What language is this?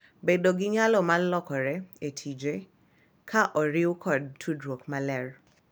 Luo (Kenya and Tanzania)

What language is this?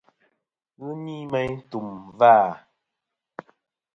Kom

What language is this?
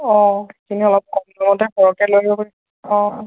Assamese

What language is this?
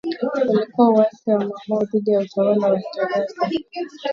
Swahili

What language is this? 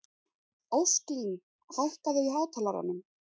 Icelandic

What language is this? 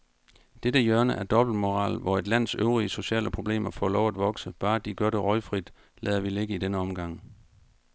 Danish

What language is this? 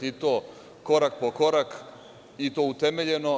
Serbian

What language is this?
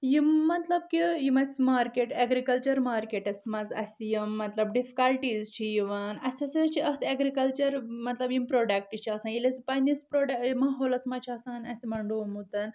Kashmiri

